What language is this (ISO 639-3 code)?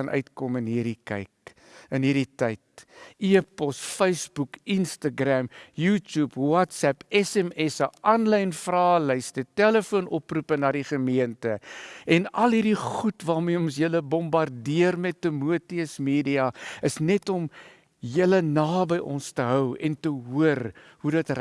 nld